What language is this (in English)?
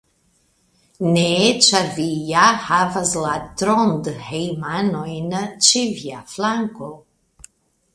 Esperanto